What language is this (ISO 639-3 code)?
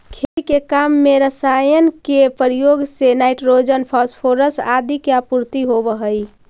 mag